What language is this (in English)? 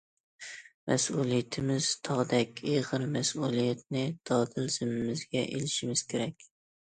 Uyghur